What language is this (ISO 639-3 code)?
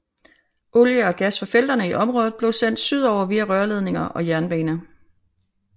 dan